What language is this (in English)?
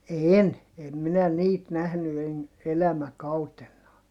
Finnish